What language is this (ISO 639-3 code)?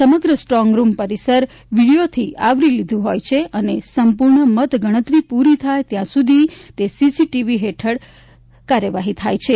guj